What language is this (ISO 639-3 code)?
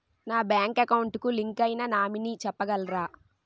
tel